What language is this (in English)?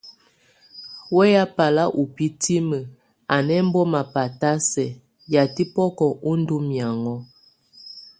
Tunen